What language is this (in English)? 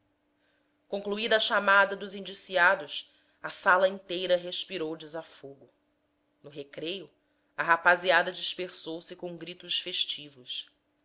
Portuguese